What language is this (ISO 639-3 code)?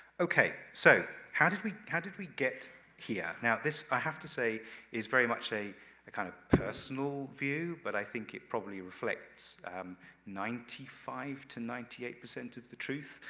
eng